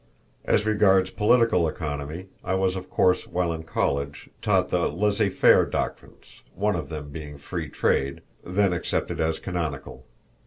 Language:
English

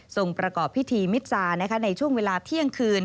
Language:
Thai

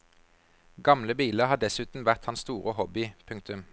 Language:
Norwegian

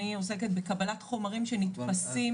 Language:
Hebrew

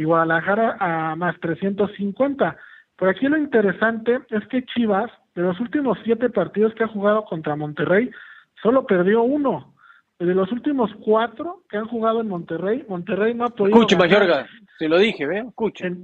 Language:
Spanish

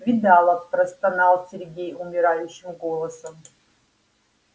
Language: Russian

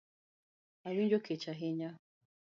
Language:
Luo (Kenya and Tanzania)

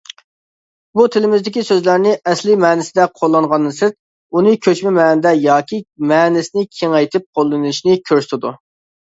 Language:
Uyghur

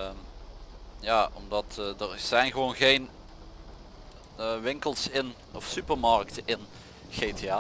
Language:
Dutch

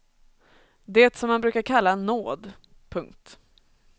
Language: Swedish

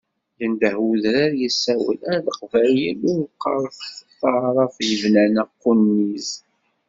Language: Kabyle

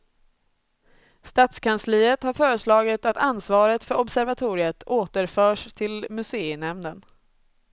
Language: Swedish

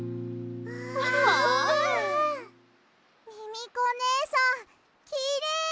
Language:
Japanese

